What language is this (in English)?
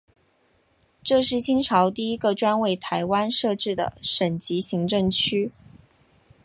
Chinese